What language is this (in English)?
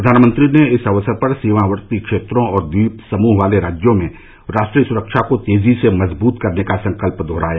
Hindi